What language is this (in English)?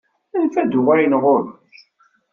Kabyle